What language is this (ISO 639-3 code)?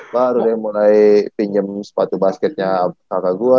ind